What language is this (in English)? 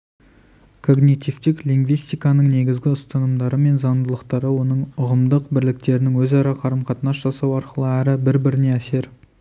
Kazakh